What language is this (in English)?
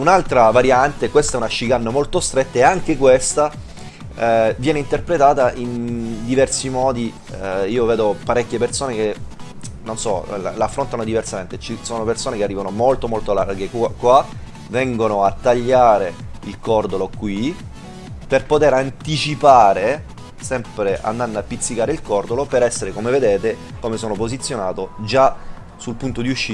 Italian